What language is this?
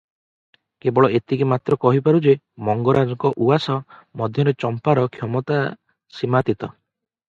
Odia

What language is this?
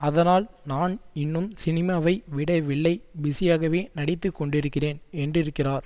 Tamil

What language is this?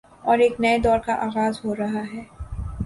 Urdu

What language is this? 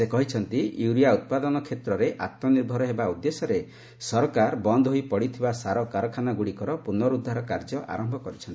Odia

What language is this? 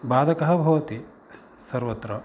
Sanskrit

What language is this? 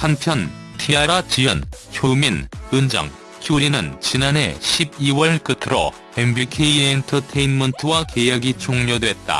Korean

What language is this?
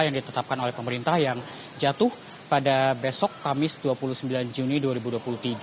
Indonesian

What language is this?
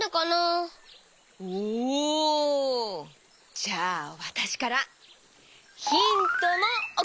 Japanese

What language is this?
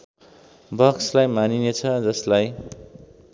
Nepali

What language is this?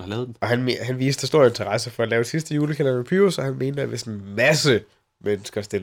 Danish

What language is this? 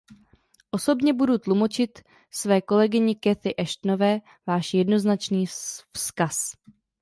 Czech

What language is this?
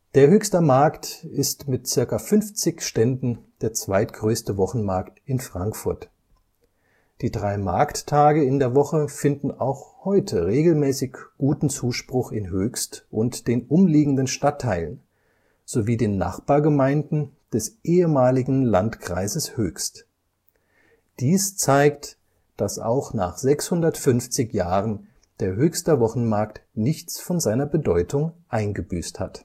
German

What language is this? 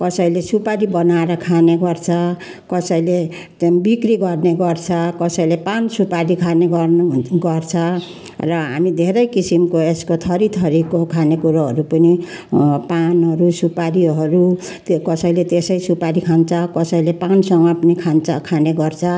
Nepali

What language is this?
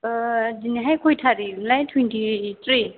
Bodo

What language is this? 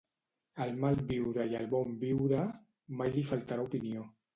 Catalan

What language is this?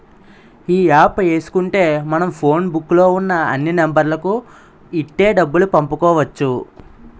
Telugu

